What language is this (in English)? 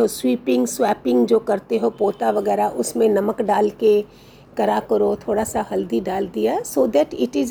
Hindi